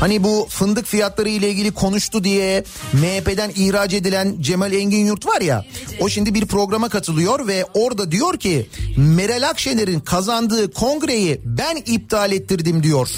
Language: Turkish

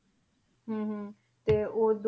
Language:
Punjabi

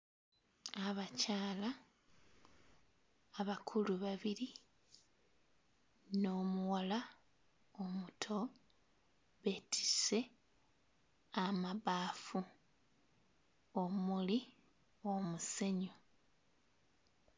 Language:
Ganda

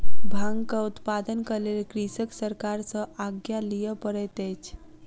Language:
Maithili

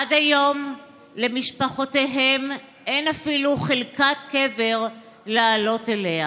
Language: Hebrew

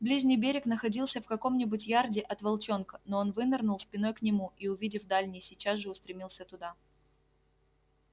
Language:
Russian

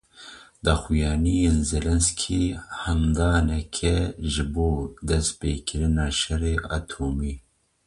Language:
Kurdish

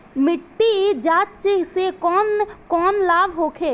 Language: Bhojpuri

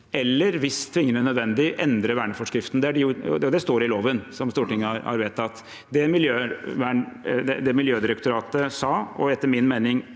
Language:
Norwegian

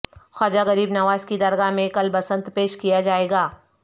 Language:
Urdu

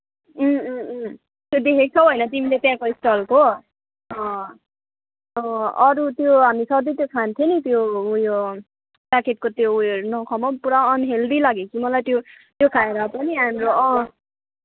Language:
Nepali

